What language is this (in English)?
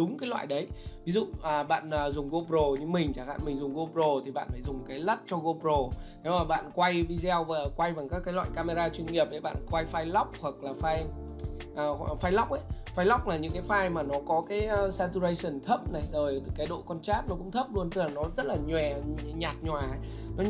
Vietnamese